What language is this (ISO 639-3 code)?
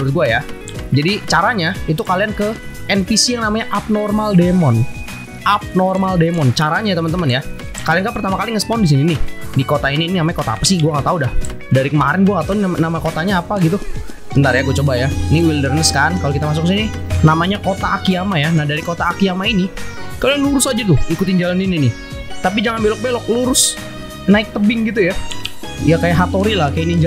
ind